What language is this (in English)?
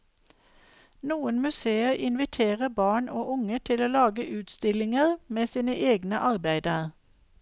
Norwegian